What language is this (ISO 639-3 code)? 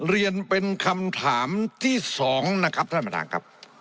tha